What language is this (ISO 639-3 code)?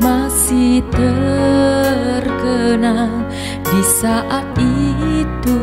ind